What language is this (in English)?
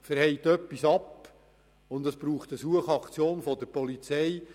Swiss German